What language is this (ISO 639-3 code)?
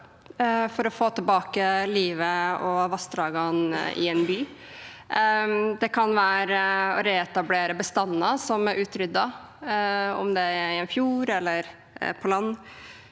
nor